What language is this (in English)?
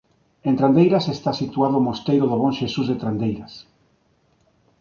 Galician